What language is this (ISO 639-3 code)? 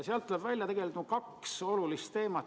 est